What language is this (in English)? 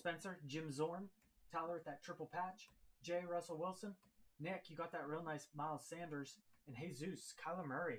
English